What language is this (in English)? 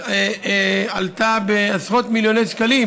Hebrew